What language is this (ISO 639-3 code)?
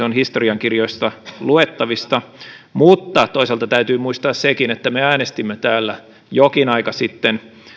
fin